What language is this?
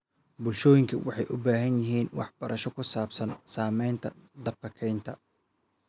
Somali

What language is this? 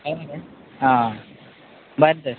Konkani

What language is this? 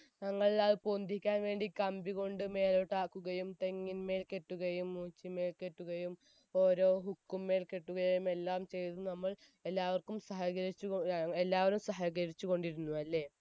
Malayalam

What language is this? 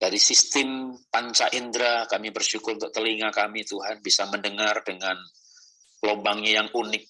Indonesian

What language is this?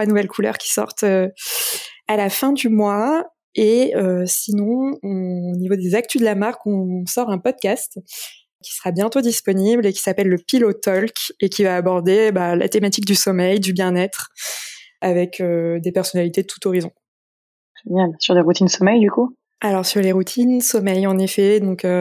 French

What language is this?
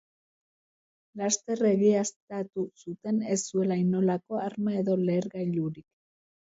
Basque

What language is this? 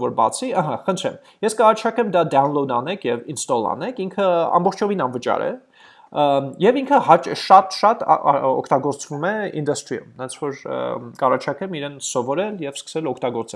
English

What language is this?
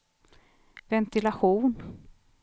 Swedish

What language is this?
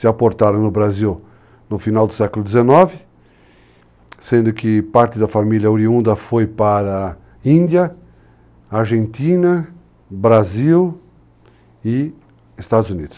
Portuguese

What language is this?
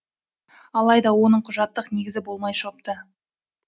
Kazakh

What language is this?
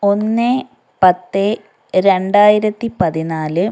Malayalam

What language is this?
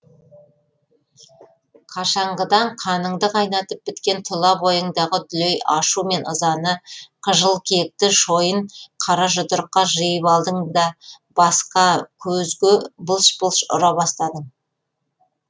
Kazakh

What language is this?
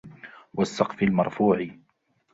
Arabic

